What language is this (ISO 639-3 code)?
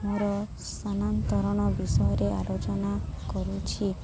ori